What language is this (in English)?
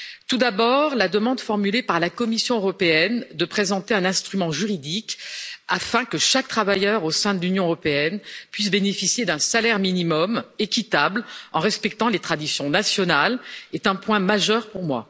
French